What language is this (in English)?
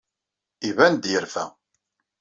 Kabyle